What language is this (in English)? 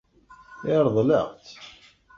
Kabyle